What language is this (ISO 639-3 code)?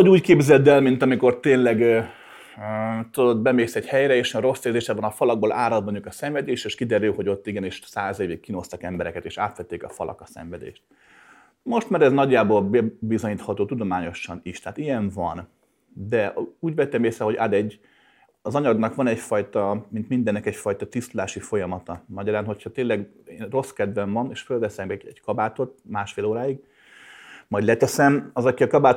hun